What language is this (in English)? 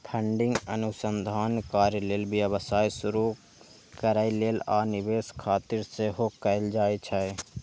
Maithili